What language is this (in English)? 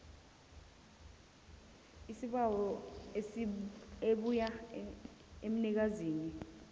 South Ndebele